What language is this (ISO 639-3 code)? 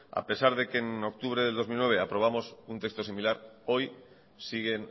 spa